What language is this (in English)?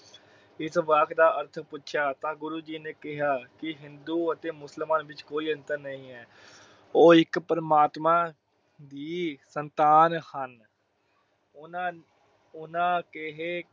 Punjabi